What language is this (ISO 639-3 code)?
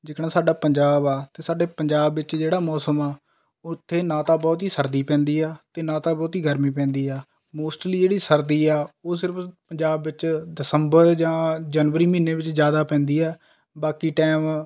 pan